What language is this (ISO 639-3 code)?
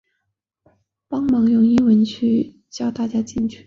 zho